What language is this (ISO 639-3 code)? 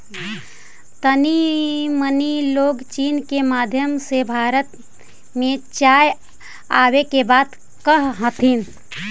mag